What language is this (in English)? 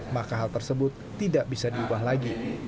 Indonesian